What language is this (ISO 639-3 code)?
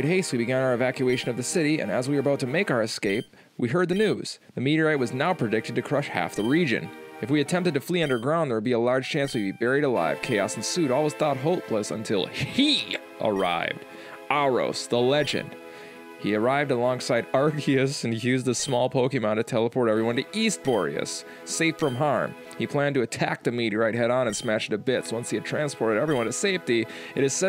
eng